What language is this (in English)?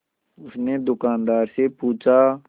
Hindi